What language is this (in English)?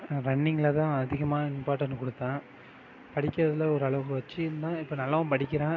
Tamil